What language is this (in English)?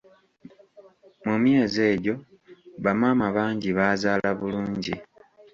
Ganda